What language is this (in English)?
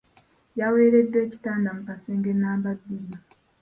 Ganda